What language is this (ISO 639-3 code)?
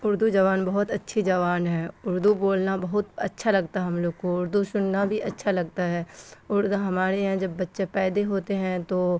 urd